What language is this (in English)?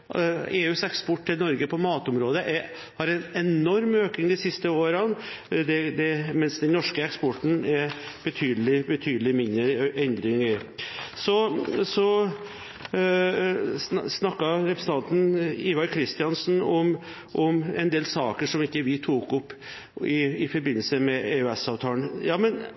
Norwegian Bokmål